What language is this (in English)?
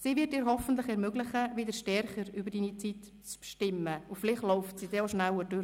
Swiss German